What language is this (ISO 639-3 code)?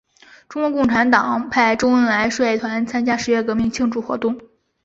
zho